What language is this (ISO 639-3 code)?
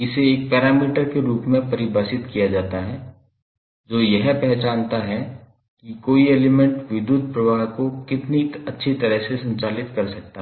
hin